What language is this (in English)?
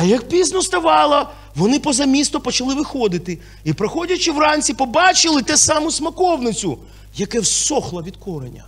Ukrainian